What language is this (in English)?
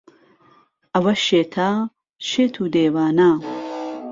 Central Kurdish